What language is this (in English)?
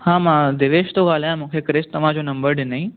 Sindhi